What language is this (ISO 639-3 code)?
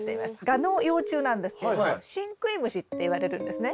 jpn